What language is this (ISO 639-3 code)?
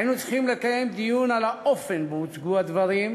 heb